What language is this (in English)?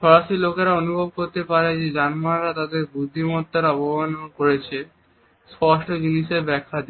Bangla